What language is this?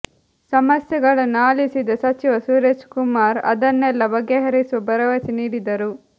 Kannada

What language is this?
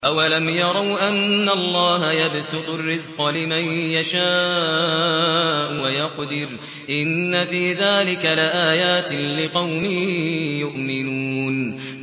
Arabic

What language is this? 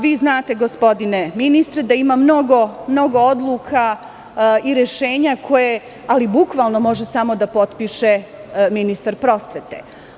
Serbian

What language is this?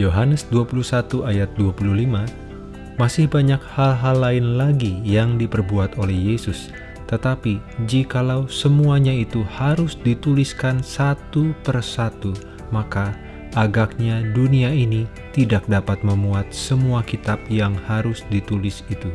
Indonesian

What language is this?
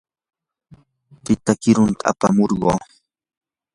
Yanahuanca Pasco Quechua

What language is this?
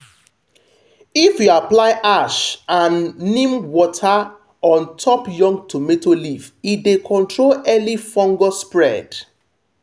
Nigerian Pidgin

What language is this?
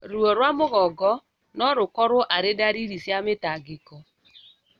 Kikuyu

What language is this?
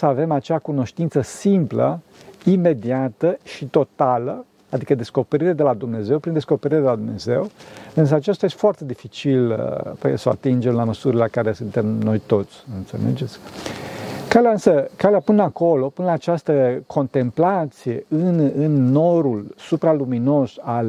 Romanian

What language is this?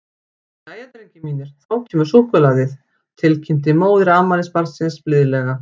Icelandic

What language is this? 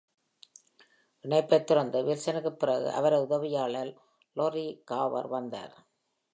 Tamil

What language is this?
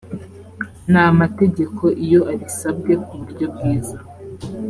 Kinyarwanda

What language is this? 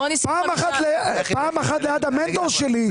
Hebrew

